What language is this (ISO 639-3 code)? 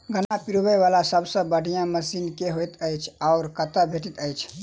mai